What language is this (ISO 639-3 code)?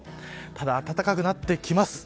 jpn